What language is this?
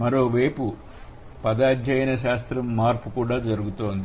Telugu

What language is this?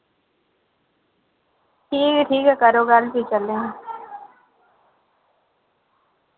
Dogri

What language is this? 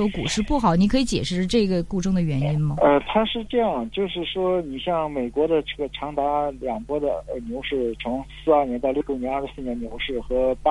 Chinese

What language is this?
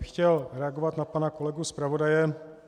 Czech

